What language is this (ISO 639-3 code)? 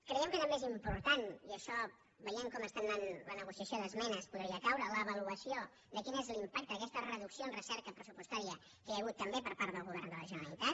cat